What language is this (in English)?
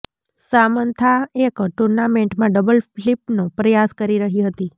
Gujarati